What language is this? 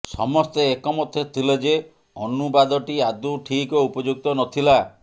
Odia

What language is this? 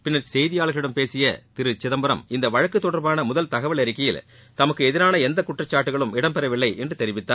Tamil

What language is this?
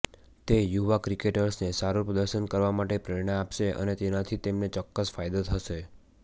Gujarati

